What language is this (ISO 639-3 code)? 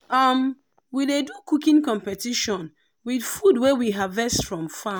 pcm